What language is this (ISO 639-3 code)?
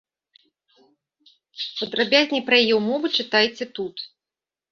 bel